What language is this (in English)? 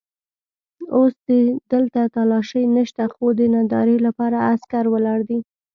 Pashto